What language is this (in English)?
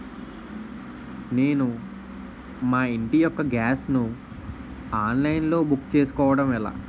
Telugu